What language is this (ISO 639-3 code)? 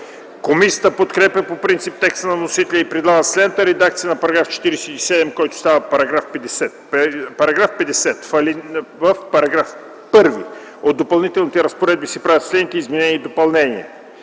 bul